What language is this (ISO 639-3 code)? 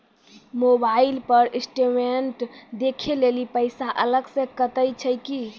mai